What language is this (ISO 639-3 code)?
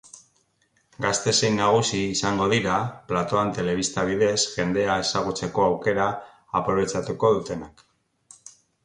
eus